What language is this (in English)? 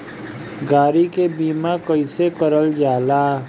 Bhojpuri